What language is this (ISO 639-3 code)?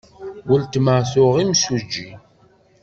kab